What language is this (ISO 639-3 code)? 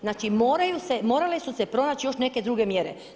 hrv